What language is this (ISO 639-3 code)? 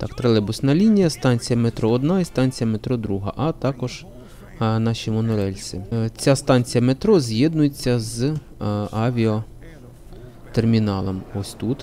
ukr